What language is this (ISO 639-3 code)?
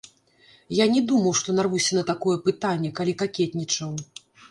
bel